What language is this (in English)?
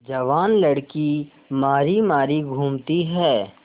Hindi